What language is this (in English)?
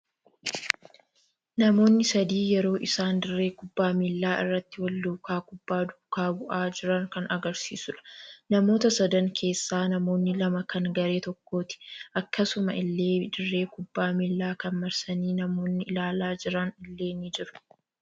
Oromo